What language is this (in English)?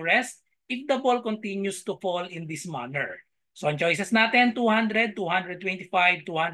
Filipino